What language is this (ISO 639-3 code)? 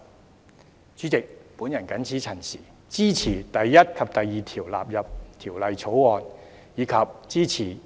yue